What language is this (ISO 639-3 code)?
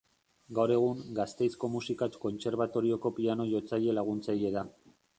eus